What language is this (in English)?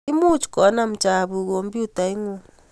Kalenjin